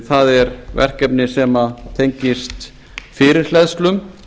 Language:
Icelandic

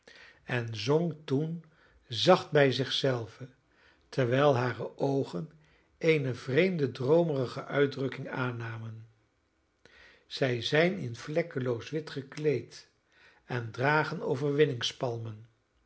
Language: Dutch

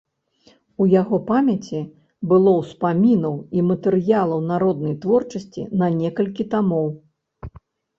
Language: Belarusian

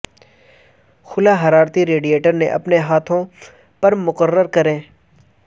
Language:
Urdu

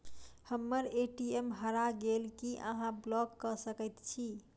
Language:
Maithili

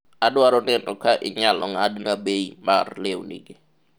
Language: Luo (Kenya and Tanzania)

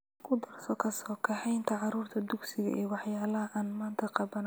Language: Somali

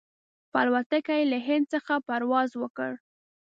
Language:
Pashto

